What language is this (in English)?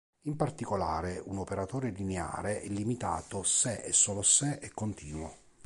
Italian